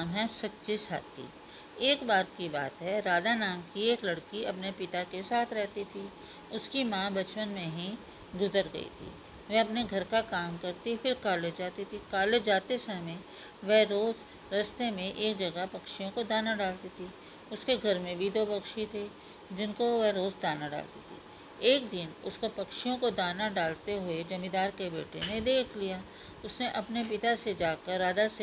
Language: Hindi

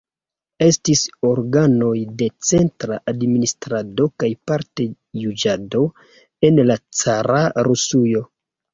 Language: Esperanto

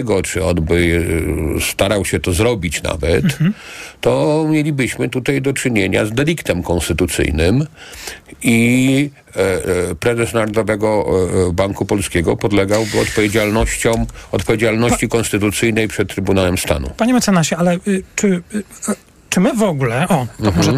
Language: Polish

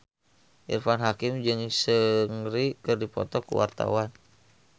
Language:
Sundanese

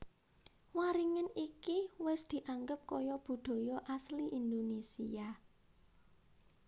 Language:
Javanese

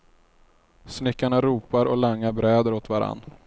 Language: Swedish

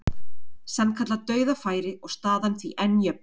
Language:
Icelandic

